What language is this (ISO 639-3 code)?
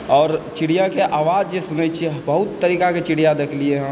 mai